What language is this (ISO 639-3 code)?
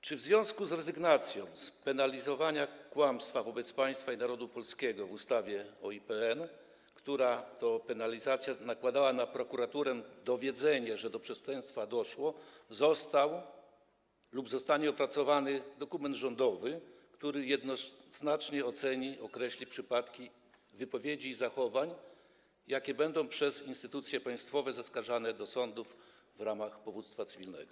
pol